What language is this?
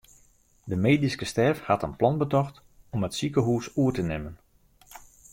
Western Frisian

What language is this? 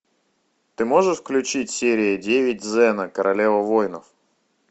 Russian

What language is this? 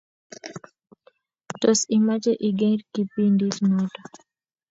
Kalenjin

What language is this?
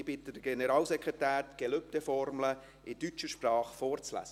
Swiss German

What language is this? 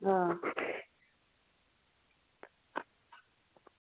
Dogri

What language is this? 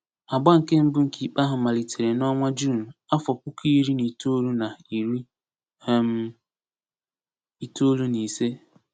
Igbo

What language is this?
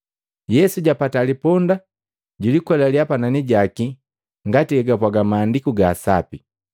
Matengo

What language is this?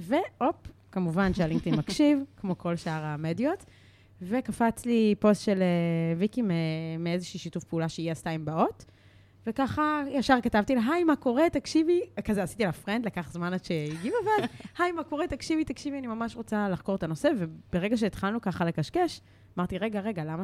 Hebrew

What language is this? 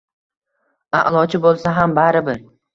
Uzbek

